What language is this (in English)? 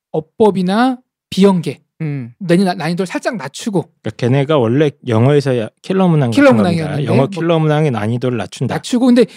Korean